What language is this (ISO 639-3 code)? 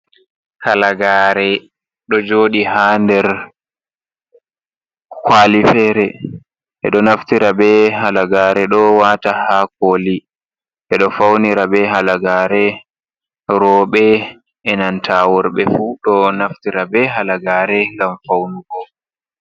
ful